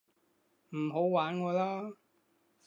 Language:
Cantonese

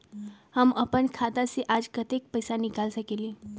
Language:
Magahi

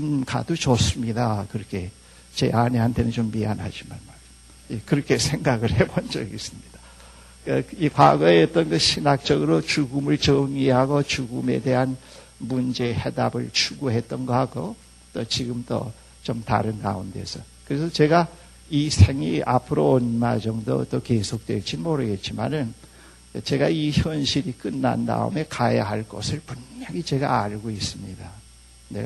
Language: Korean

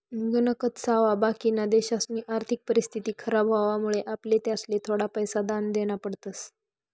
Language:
Marathi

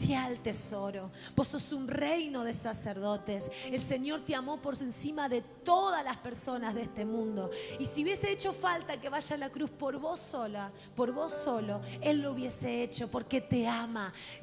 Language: Spanish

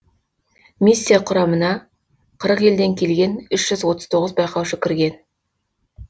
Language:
Kazakh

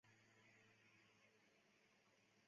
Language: Chinese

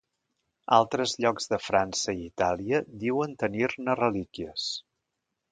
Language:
Catalan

